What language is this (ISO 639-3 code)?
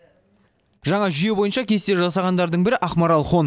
kaz